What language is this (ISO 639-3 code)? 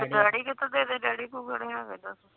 pan